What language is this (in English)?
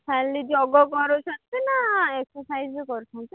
Odia